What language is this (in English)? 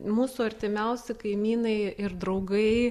Lithuanian